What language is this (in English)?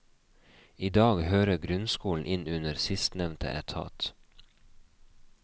Norwegian